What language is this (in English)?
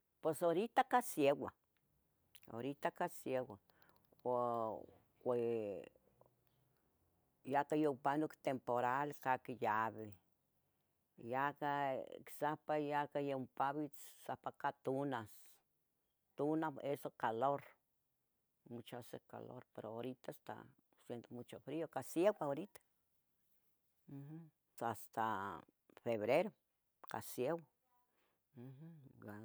Tetelcingo Nahuatl